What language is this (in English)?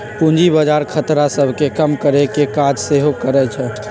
Magahi